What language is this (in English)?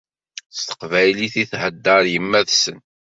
Kabyle